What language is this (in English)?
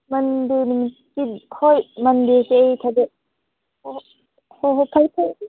Manipuri